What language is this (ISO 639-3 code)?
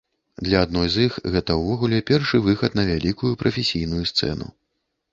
bel